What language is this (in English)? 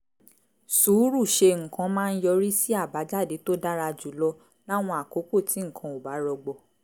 Yoruba